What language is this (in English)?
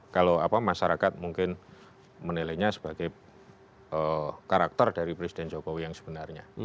Indonesian